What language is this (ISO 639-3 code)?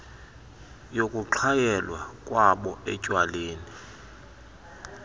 xho